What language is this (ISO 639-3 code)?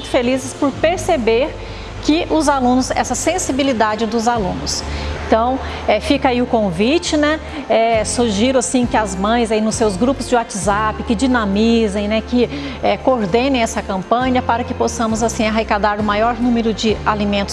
por